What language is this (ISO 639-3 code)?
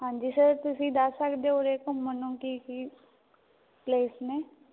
pan